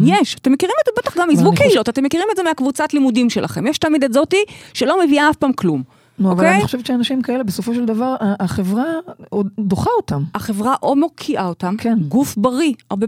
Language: Hebrew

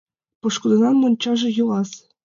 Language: Mari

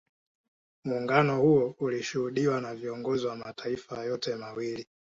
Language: Swahili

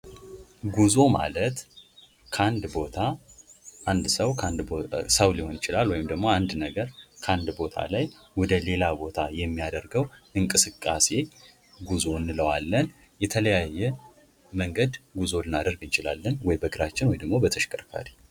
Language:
Amharic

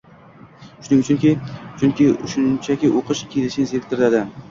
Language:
Uzbek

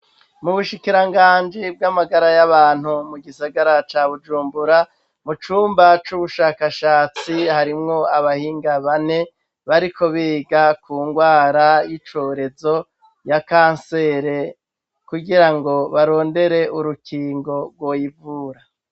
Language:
Rundi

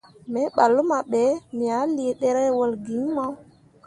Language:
Mundang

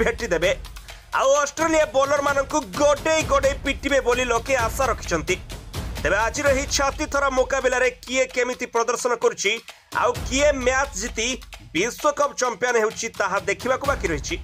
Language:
Hindi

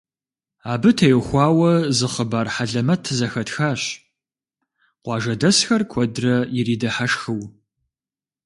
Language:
Kabardian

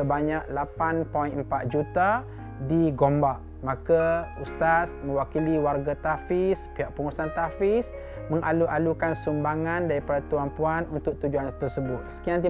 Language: Malay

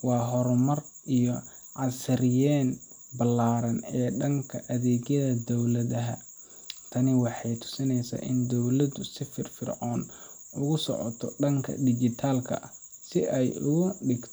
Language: Somali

